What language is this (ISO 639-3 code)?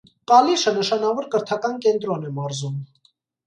hye